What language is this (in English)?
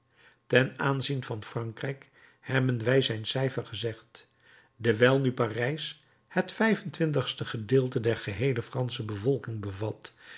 Dutch